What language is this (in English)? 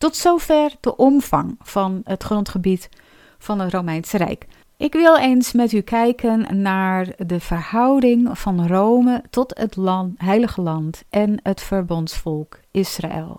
Dutch